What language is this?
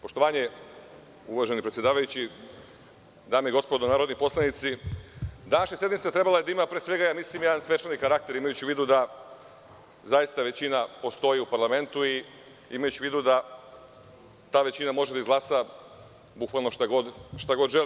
Serbian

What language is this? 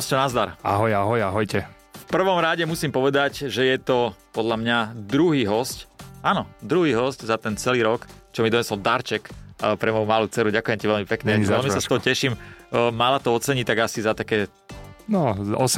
Slovak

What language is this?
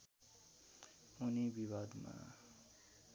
Nepali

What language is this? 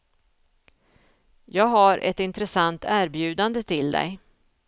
Swedish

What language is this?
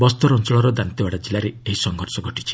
Odia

